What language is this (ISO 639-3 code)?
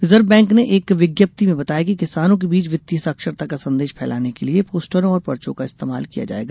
hin